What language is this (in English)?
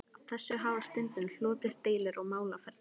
Icelandic